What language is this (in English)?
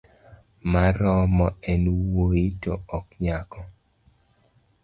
Luo (Kenya and Tanzania)